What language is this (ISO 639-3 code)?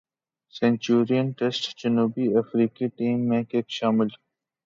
urd